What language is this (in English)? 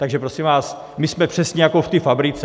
Czech